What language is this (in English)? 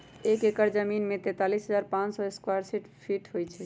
Magahi